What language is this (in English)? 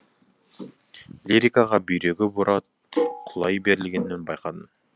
Kazakh